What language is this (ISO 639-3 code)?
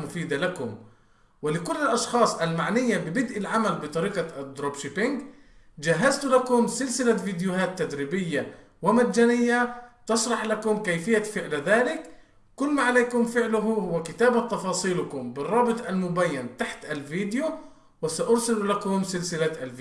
ara